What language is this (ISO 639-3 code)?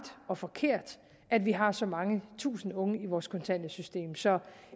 dan